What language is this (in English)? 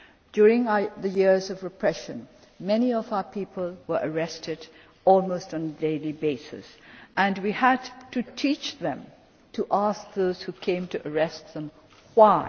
English